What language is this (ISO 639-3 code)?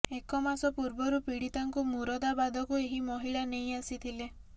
ori